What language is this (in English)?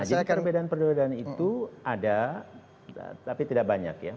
Indonesian